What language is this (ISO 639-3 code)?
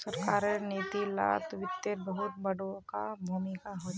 mag